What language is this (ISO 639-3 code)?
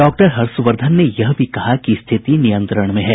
hin